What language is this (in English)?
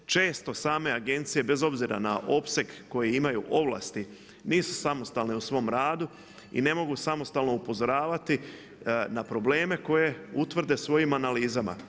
Croatian